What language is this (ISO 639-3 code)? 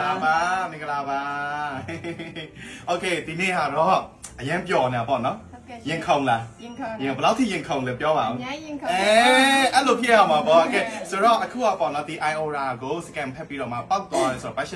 tha